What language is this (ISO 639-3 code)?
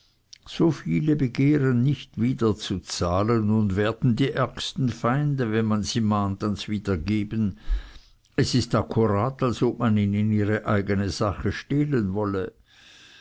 deu